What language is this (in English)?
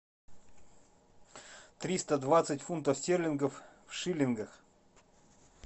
Russian